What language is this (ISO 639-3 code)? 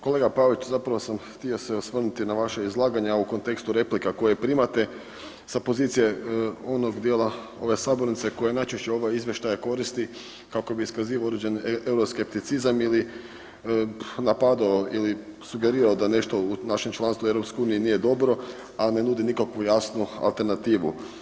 hrv